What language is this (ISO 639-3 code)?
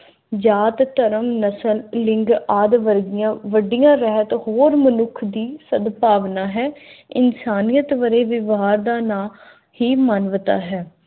pan